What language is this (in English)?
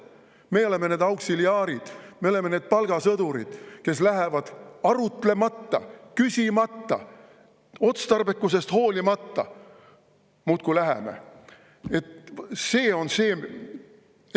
Estonian